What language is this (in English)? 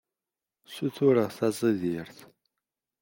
Kabyle